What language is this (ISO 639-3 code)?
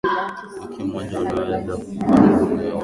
swa